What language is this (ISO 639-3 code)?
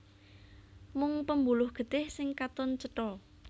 jav